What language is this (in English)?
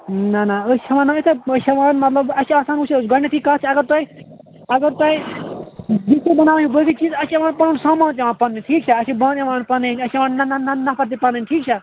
Kashmiri